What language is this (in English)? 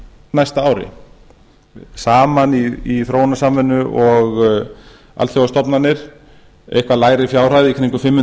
Icelandic